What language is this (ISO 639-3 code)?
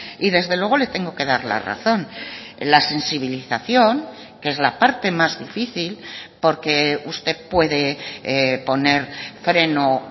spa